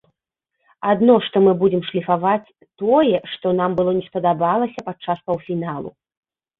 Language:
Belarusian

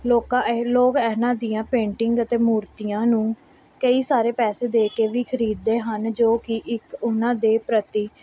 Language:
Punjabi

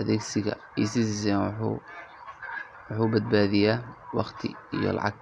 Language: Somali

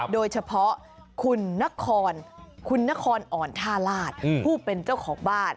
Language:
Thai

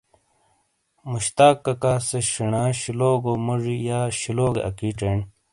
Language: Shina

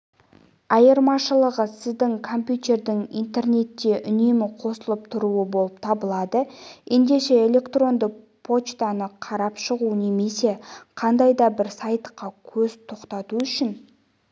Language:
Kazakh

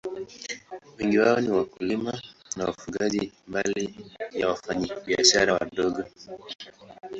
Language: Swahili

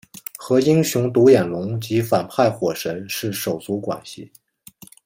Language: Chinese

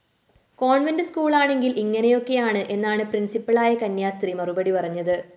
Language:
Malayalam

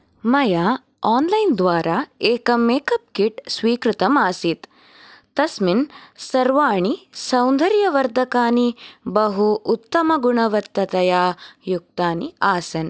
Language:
Sanskrit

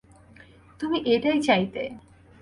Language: Bangla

